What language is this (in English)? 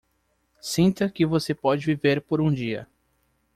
Portuguese